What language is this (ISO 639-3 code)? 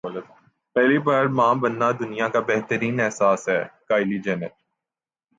urd